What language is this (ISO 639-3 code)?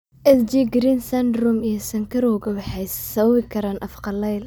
som